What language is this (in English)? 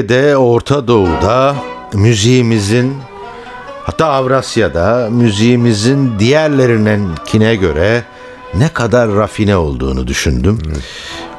Turkish